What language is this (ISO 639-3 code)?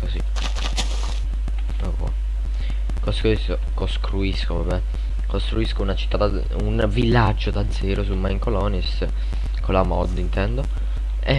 ita